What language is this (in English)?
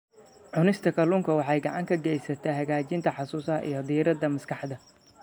Somali